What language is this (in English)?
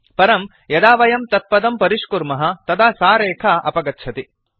Sanskrit